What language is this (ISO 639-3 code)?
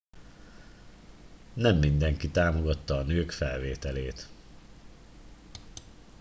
hun